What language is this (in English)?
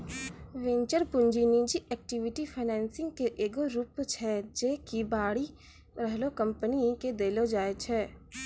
Maithili